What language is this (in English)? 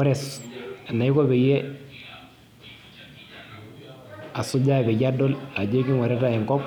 Masai